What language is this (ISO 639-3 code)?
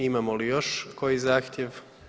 hrv